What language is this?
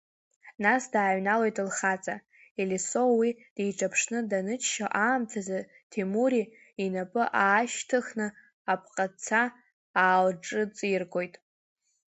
Abkhazian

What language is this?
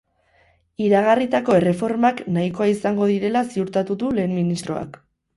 Basque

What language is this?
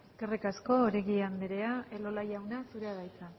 Basque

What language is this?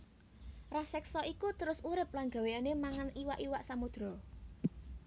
Javanese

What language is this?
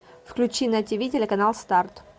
Russian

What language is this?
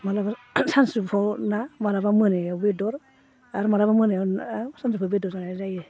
Bodo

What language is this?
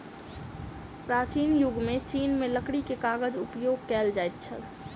Maithili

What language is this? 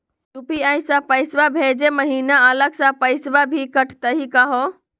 Magahi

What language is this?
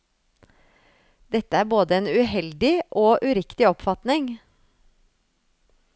Norwegian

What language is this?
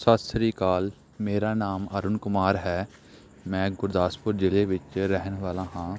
Punjabi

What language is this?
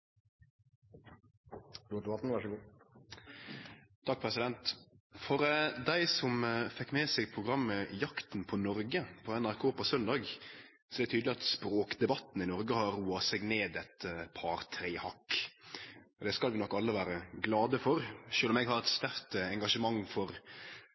Norwegian Nynorsk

